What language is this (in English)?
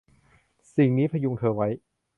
Thai